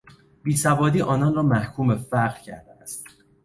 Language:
Persian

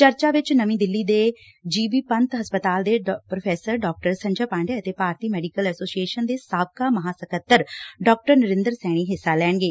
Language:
Punjabi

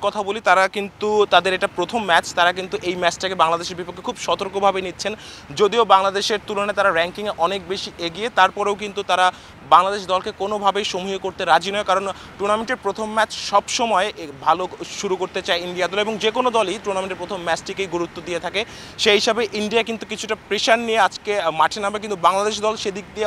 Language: Hindi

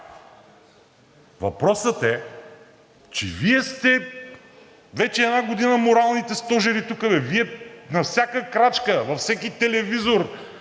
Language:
Bulgarian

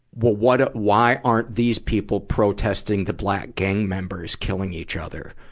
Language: English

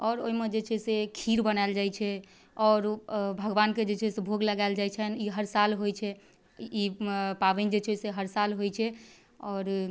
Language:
Maithili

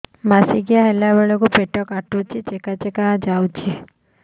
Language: Odia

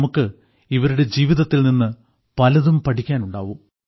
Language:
Malayalam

